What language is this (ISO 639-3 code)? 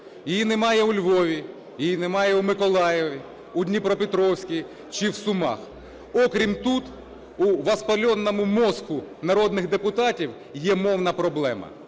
ukr